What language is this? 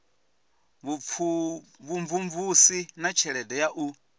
Venda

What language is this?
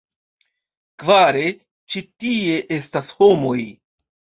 Esperanto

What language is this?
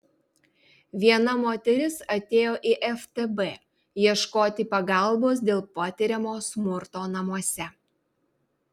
Lithuanian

